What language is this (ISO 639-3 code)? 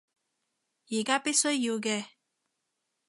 yue